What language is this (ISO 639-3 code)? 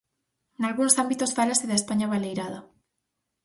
glg